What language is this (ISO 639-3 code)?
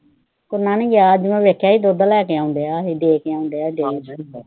pan